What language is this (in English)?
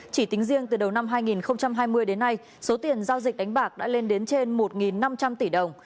Vietnamese